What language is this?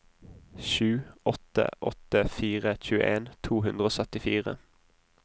Norwegian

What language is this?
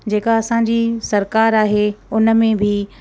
Sindhi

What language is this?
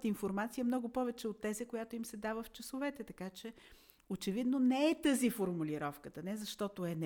Bulgarian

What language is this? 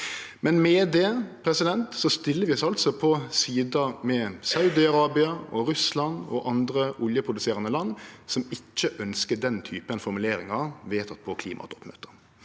Norwegian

